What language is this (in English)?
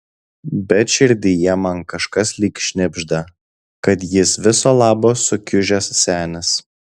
Lithuanian